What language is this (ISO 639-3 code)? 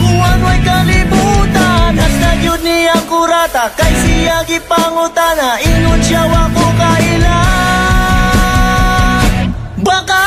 fil